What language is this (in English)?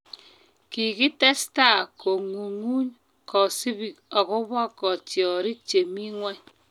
Kalenjin